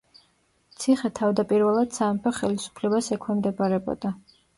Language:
Georgian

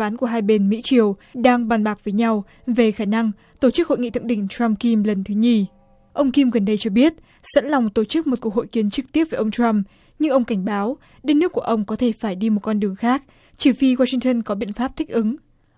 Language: Vietnamese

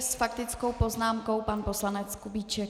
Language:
Czech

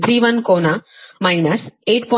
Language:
Kannada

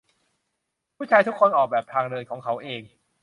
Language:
Thai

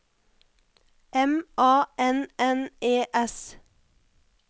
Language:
Norwegian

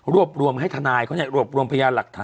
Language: Thai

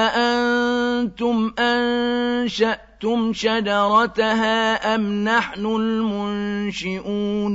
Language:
Arabic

